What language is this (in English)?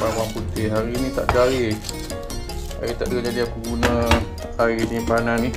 Malay